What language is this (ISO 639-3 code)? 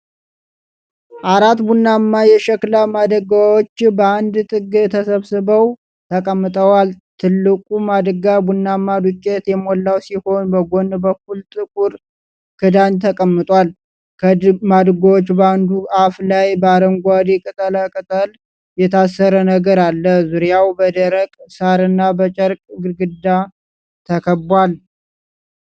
amh